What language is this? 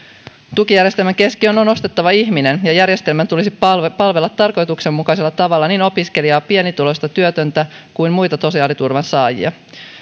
Finnish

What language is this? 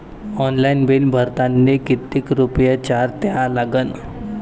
Marathi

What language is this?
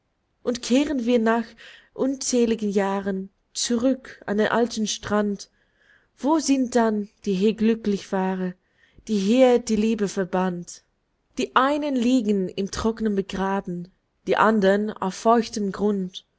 German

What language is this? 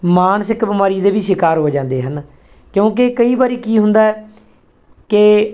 Punjabi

